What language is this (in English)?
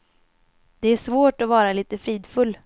Swedish